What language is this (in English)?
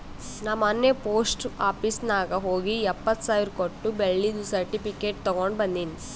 Kannada